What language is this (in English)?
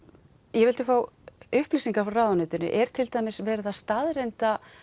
Icelandic